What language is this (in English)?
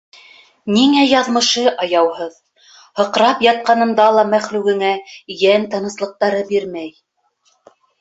Bashkir